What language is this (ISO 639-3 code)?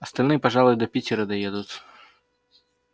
rus